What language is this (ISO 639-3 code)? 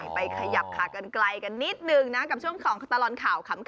tha